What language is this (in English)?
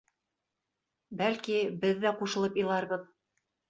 Bashkir